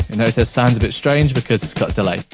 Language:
English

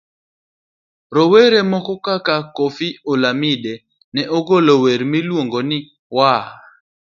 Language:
Luo (Kenya and Tanzania)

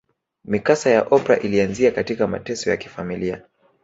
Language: Swahili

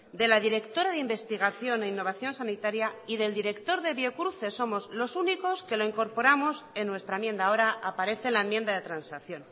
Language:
Spanish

